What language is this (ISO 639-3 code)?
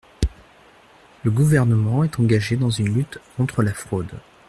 fra